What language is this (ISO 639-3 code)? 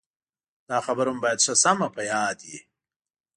pus